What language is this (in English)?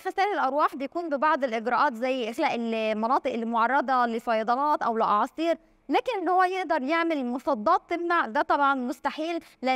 Arabic